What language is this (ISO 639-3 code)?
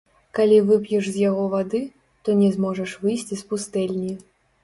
bel